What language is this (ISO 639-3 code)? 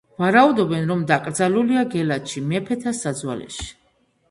kat